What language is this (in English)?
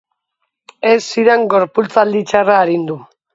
Basque